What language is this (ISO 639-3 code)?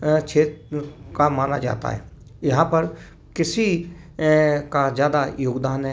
hin